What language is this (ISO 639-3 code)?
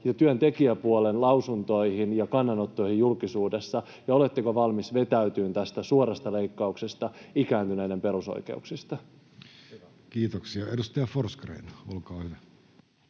fin